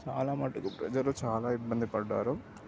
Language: Telugu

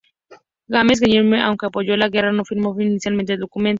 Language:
Spanish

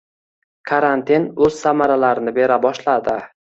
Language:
Uzbek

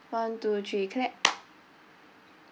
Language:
English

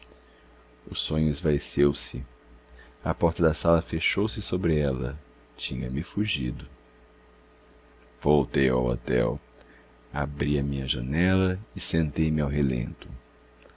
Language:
Portuguese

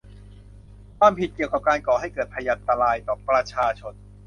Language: Thai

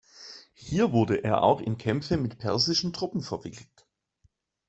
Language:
German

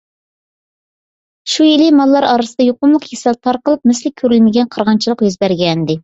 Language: Uyghur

